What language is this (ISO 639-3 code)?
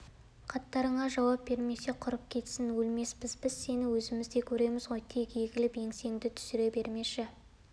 kaz